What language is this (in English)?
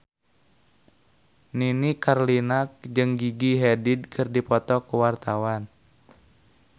Sundanese